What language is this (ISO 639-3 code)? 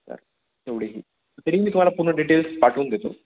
mar